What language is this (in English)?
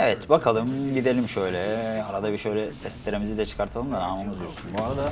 Turkish